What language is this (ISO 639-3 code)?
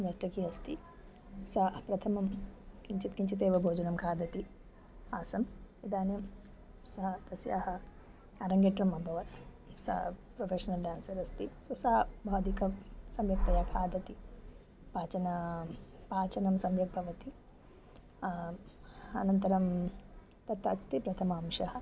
san